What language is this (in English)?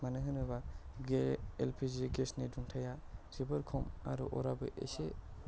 Bodo